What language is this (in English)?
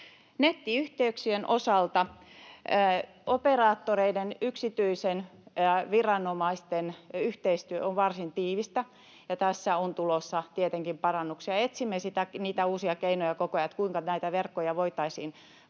Finnish